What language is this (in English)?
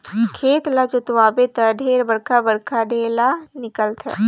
Chhattisgarhi